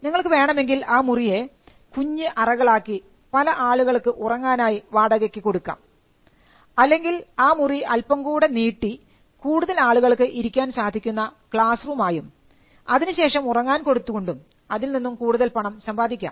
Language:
Malayalam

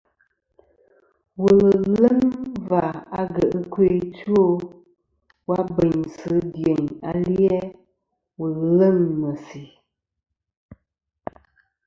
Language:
Kom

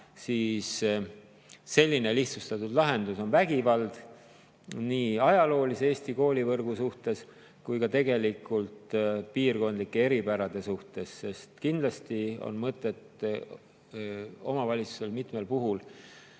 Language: Estonian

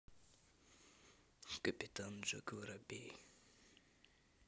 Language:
Russian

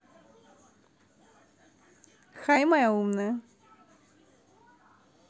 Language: Russian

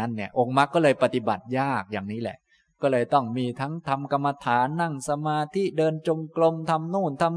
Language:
Thai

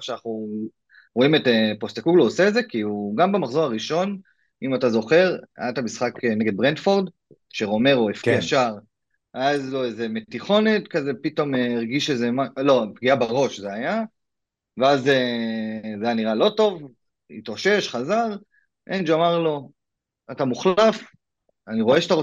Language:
Hebrew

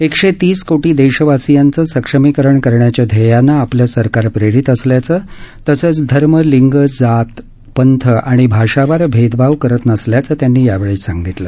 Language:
Marathi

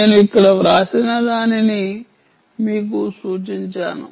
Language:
Telugu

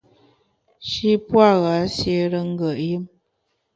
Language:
Bamun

